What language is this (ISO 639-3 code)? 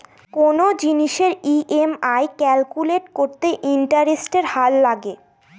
ben